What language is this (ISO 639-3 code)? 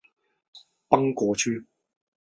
zho